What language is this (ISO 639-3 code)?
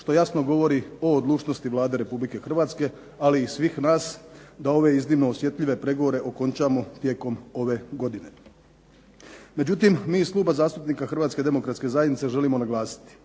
hrv